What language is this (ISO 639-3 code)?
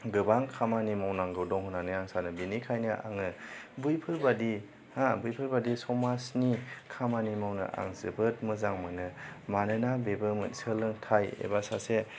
brx